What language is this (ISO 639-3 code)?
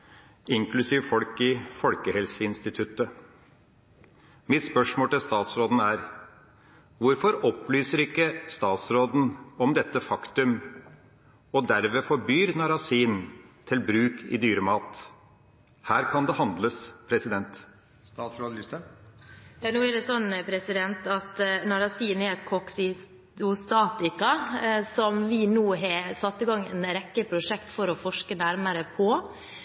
nor